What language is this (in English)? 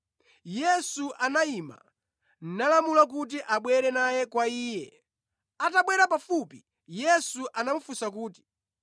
Nyanja